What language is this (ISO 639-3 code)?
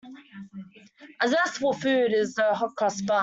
eng